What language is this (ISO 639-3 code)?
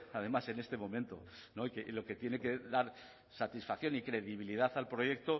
spa